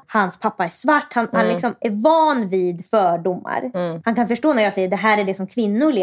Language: Swedish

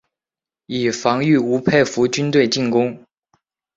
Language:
Chinese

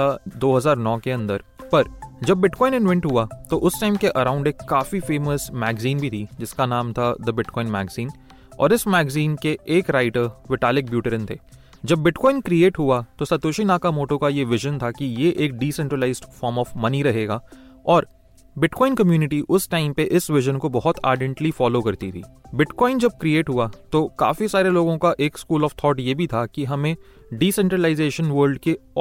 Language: Hindi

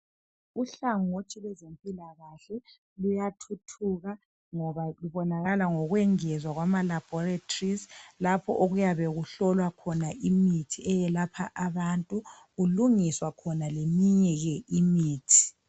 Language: North Ndebele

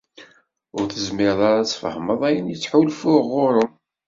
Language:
Kabyle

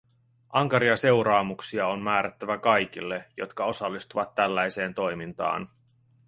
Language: Finnish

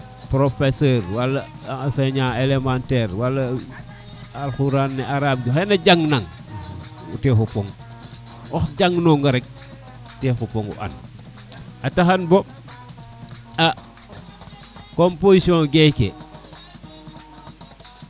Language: Serer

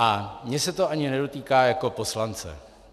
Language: Czech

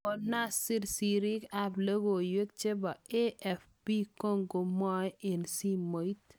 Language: Kalenjin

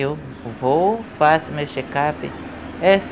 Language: Portuguese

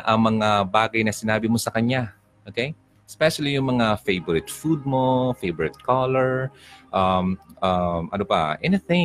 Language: Filipino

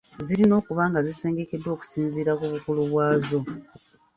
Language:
Ganda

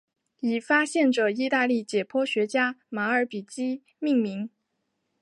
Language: Chinese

